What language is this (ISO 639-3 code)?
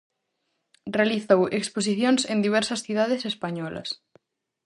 glg